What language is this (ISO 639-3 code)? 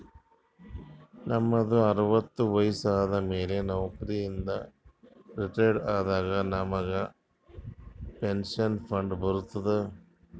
kan